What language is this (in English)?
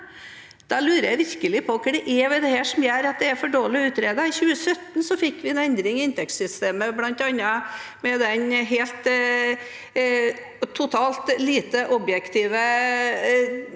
Norwegian